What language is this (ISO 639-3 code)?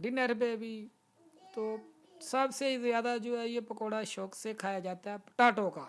urd